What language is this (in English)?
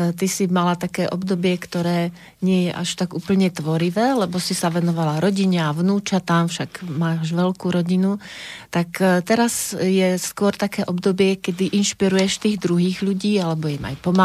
Slovak